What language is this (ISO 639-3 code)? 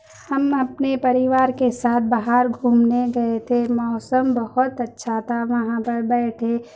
urd